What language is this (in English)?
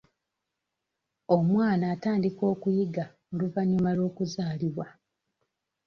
Ganda